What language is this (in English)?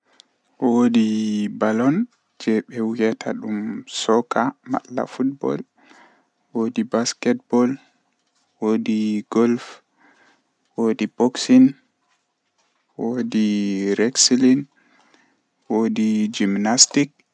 Western Niger Fulfulde